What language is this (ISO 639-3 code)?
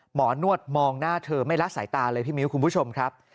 tha